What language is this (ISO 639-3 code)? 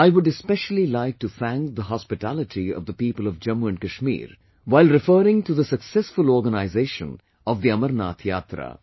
eng